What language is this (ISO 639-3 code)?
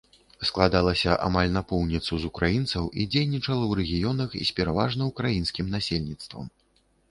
bel